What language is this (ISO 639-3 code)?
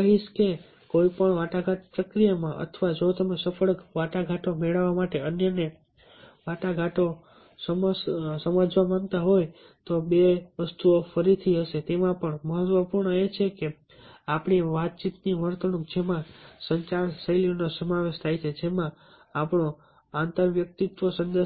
guj